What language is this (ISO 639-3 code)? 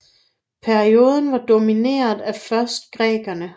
dan